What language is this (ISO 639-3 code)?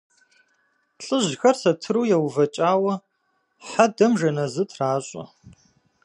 kbd